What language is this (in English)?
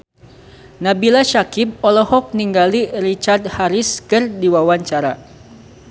Sundanese